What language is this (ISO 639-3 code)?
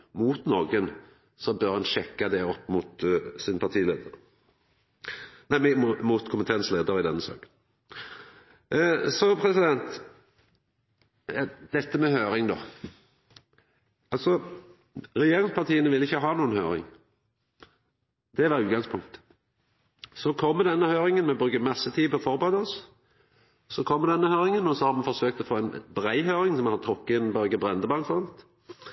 nno